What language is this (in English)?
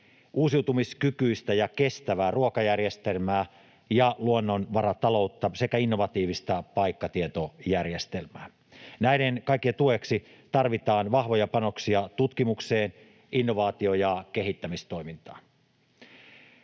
Finnish